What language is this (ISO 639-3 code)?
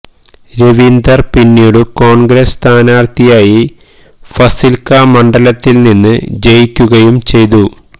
mal